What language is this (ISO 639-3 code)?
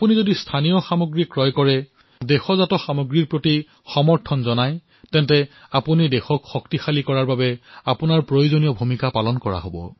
asm